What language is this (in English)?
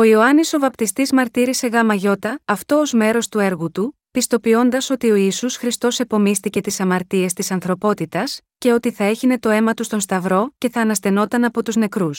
Greek